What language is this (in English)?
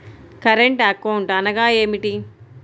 Telugu